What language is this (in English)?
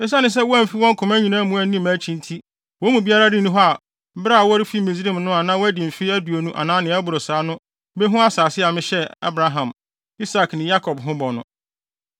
Akan